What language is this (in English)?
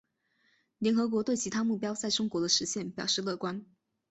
Chinese